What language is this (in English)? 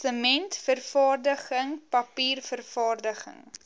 Afrikaans